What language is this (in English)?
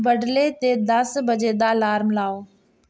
Dogri